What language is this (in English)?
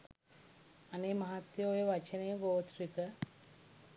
Sinhala